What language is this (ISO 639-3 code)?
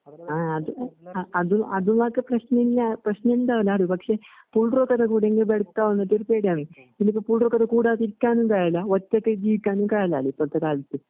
mal